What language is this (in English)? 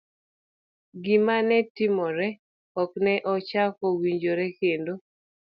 Luo (Kenya and Tanzania)